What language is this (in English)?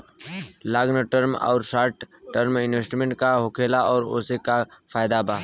Bhojpuri